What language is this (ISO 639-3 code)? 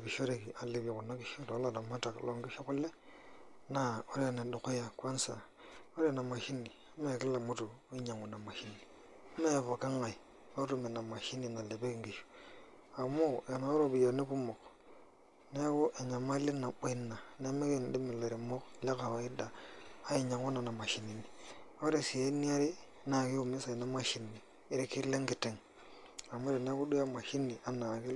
mas